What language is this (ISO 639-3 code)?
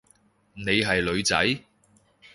yue